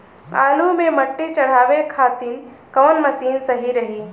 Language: Bhojpuri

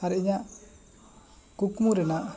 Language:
Santali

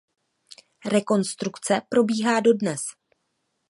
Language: Czech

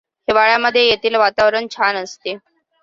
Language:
Marathi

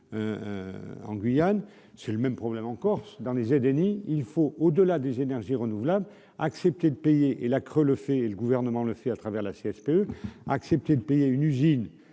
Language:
French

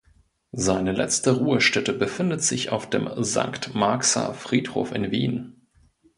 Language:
German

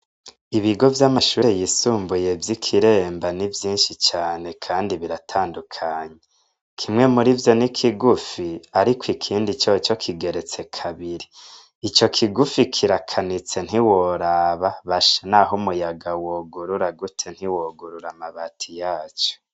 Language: Rundi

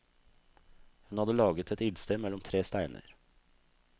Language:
Norwegian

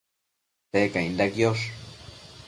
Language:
Matsés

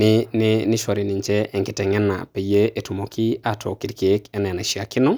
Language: Masai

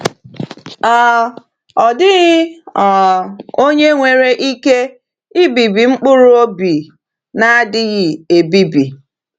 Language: Igbo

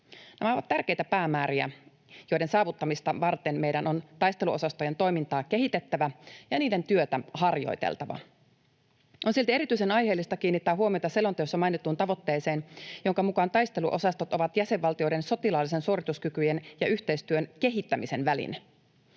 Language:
Finnish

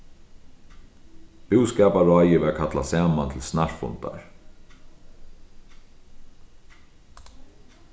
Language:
Faroese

